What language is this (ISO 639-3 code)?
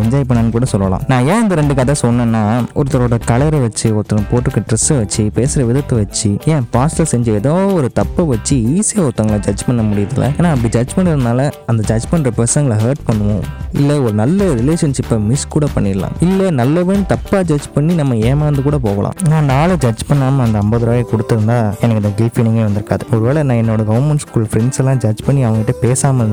tam